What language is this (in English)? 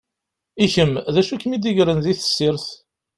Kabyle